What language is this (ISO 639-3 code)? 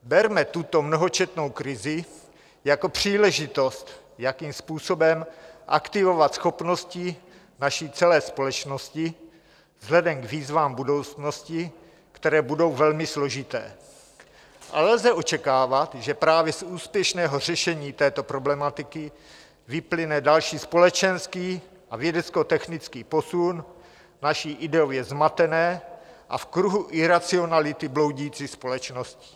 ces